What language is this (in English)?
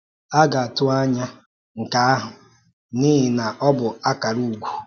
Igbo